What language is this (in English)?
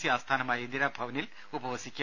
Malayalam